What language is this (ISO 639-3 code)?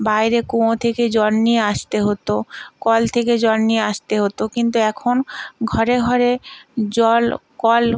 ben